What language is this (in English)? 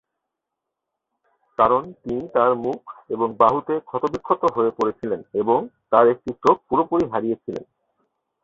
Bangla